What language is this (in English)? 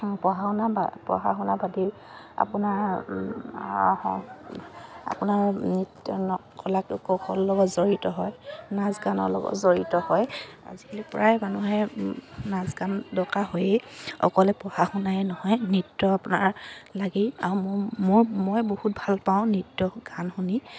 Assamese